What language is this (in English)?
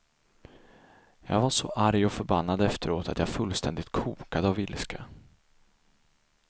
Swedish